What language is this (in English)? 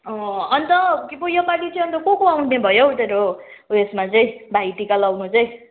Nepali